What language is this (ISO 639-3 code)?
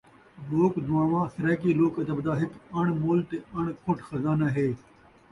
skr